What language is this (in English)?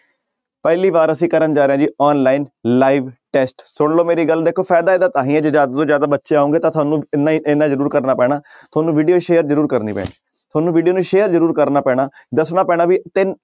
Punjabi